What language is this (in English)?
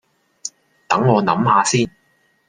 Cantonese